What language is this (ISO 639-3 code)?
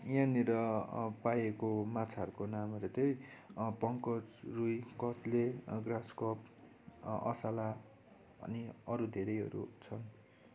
nep